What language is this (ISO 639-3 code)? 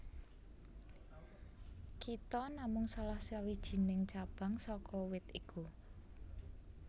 jav